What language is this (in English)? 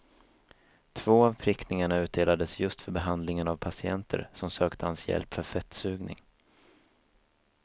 Swedish